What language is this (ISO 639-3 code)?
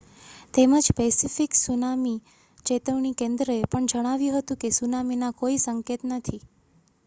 guj